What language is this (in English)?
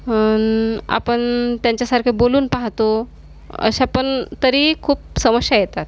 Marathi